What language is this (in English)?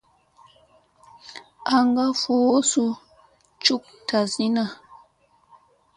Musey